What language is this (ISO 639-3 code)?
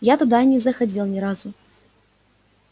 rus